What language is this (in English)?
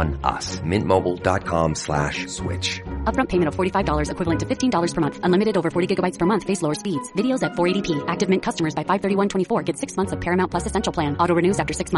English